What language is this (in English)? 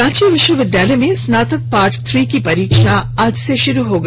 Hindi